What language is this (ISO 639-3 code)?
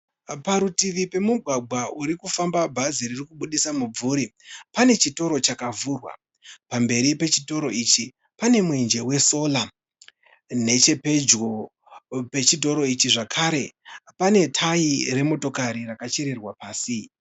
sna